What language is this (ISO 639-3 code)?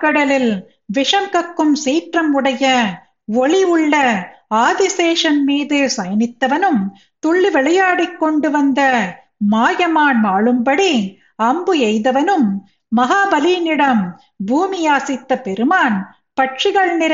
tam